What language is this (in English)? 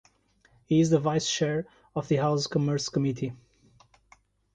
English